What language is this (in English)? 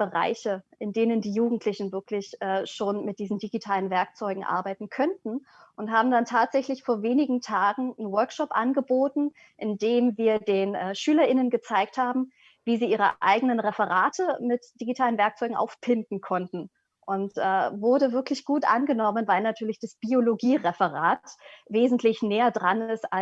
German